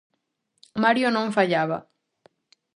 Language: Galician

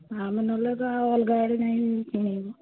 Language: Odia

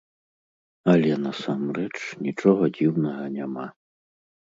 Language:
Belarusian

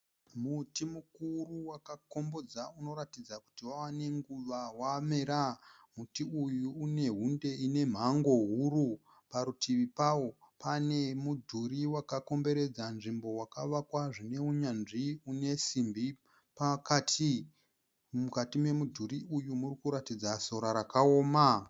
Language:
Shona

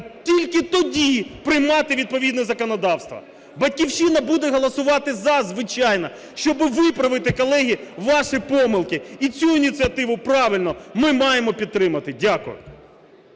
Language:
Ukrainian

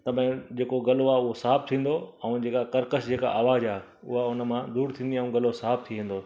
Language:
Sindhi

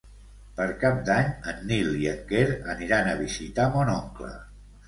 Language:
Catalan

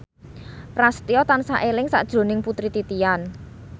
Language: Javanese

